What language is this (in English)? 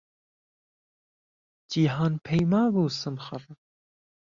Central Kurdish